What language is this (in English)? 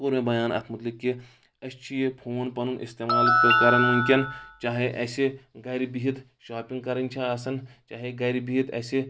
Kashmiri